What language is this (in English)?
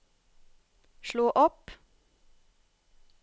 Norwegian